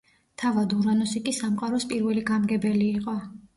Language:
Georgian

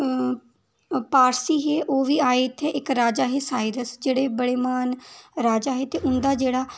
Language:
Dogri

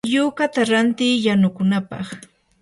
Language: Yanahuanca Pasco Quechua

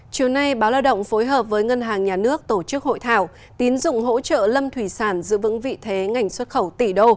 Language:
Vietnamese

